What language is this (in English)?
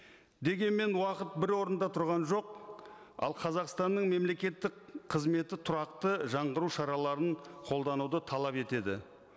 Kazakh